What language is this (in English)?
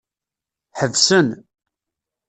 Kabyle